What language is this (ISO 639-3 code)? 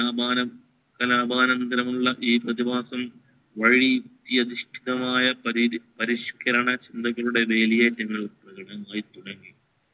mal